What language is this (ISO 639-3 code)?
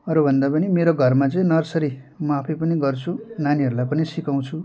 nep